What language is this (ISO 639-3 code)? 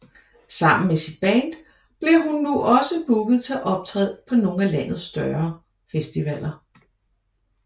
dan